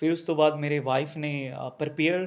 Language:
Punjabi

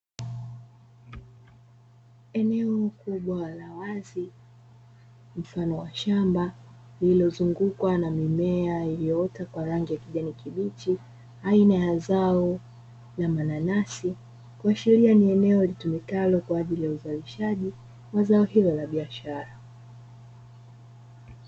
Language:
Swahili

